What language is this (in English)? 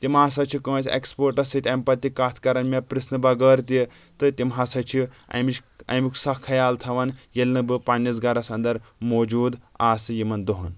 Kashmiri